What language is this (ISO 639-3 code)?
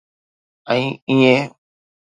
snd